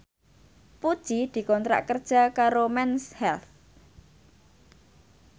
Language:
Javanese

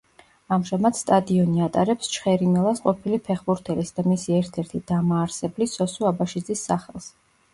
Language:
Georgian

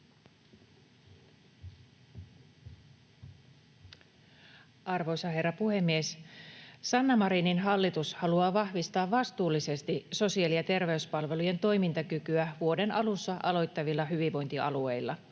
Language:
Finnish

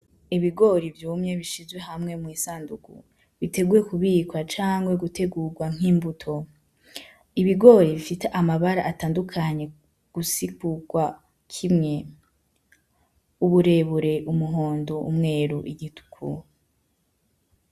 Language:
Rundi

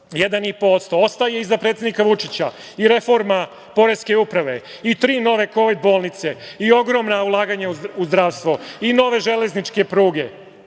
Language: Serbian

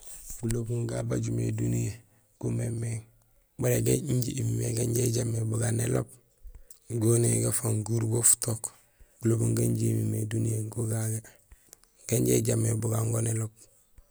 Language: Gusilay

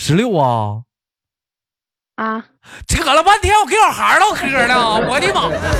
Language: Chinese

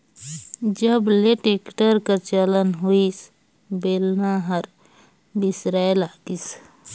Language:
Chhattisgarhi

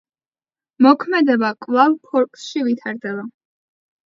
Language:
Georgian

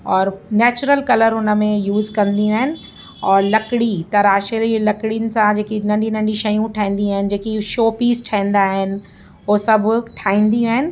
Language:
Sindhi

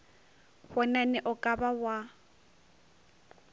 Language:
Northern Sotho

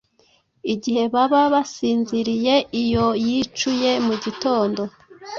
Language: Kinyarwanda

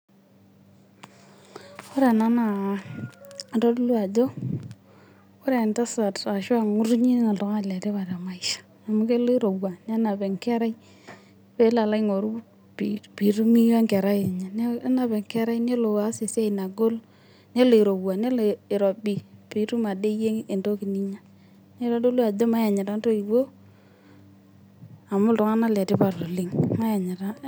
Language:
Masai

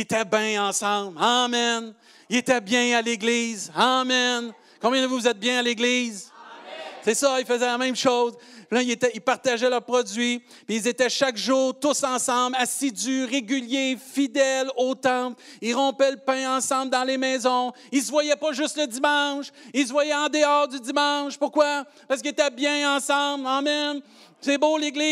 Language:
French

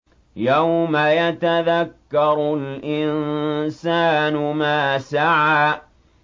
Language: Arabic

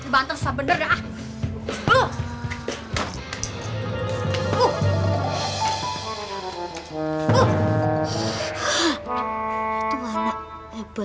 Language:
Indonesian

